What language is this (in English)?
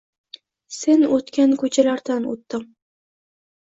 Uzbek